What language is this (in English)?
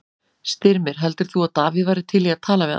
Icelandic